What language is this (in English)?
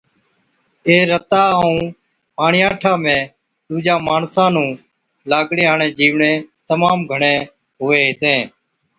Od